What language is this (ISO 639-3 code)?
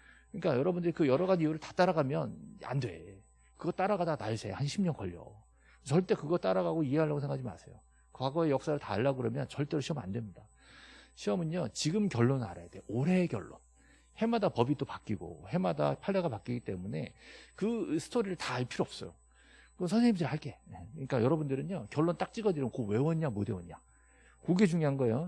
kor